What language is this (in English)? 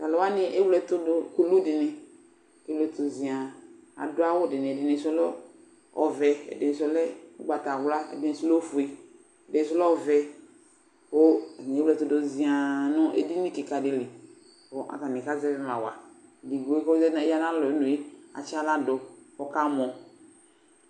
Ikposo